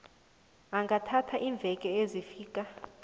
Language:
South Ndebele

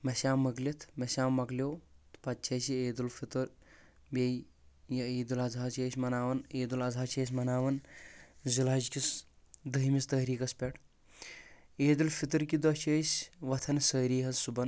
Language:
Kashmiri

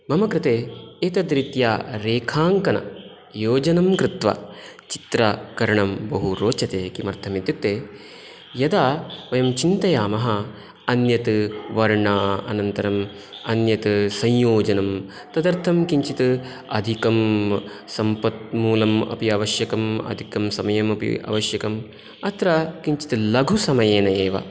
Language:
Sanskrit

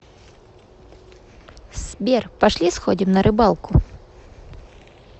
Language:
Russian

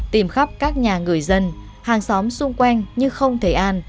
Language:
Vietnamese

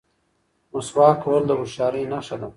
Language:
Pashto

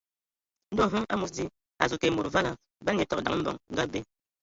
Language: Ewondo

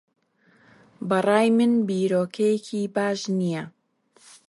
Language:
Central Kurdish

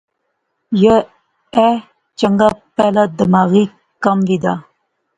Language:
Pahari-Potwari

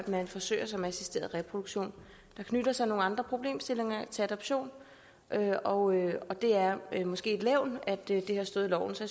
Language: Danish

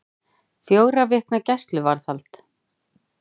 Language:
Icelandic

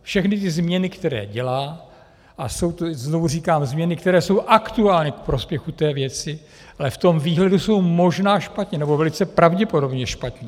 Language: Czech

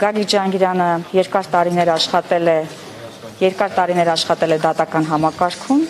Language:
Turkish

